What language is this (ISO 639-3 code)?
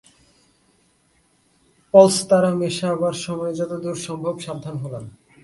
ben